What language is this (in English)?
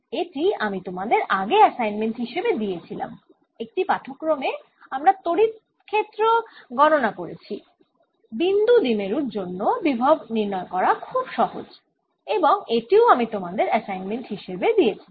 Bangla